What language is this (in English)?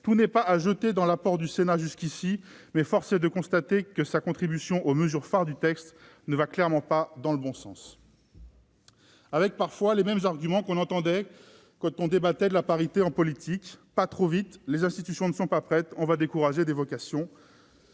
French